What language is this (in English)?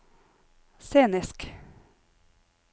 Norwegian